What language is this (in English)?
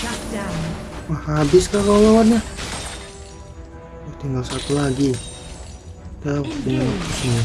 Indonesian